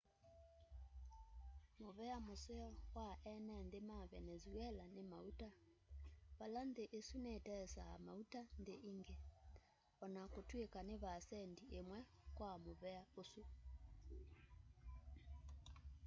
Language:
Kamba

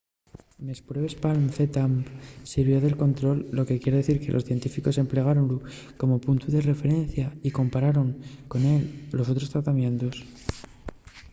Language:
Asturian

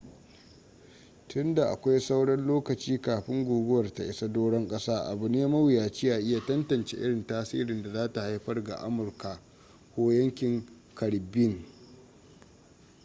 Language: Hausa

